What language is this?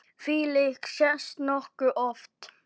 Icelandic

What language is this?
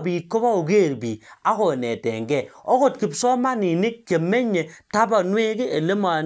Kalenjin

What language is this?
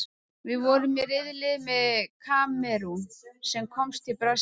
Icelandic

